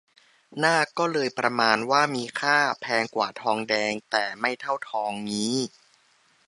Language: Thai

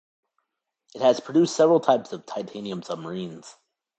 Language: English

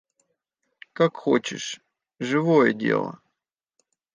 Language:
Russian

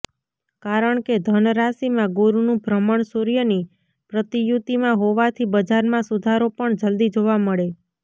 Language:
Gujarati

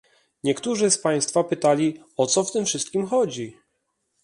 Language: Polish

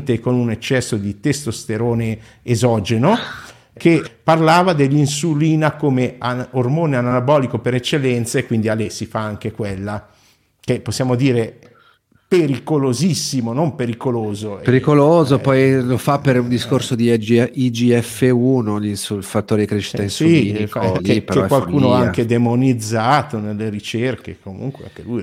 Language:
Italian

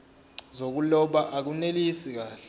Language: Zulu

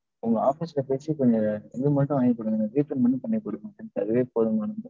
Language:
Tamil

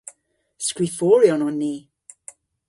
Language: Cornish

